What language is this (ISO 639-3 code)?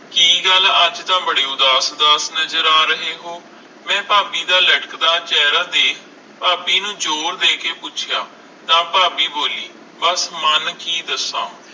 pan